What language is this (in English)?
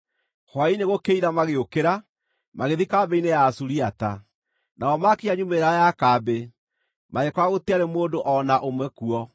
Kikuyu